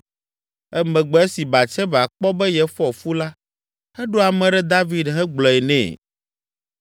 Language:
Ewe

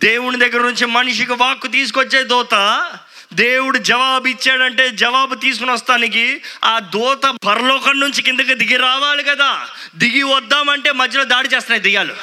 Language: Telugu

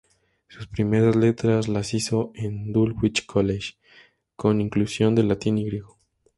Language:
Spanish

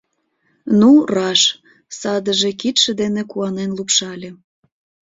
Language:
Mari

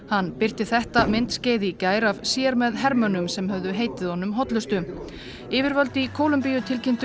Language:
Icelandic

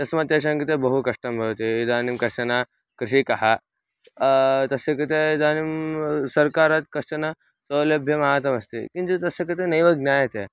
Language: Sanskrit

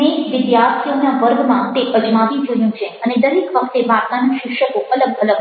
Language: Gujarati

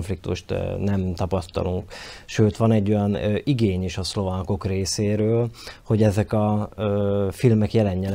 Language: Hungarian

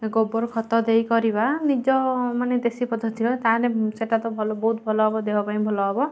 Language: Odia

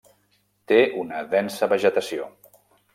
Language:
Catalan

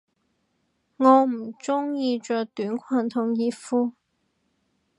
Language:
Cantonese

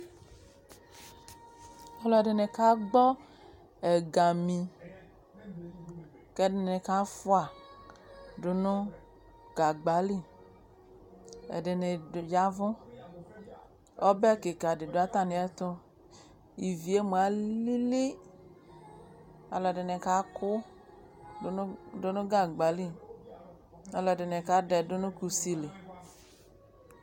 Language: Ikposo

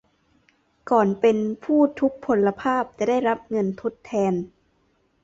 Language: Thai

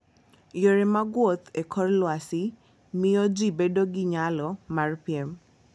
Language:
Luo (Kenya and Tanzania)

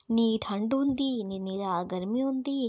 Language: Dogri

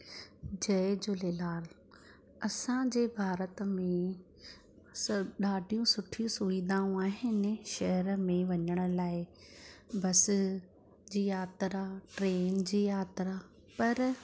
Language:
Sindhi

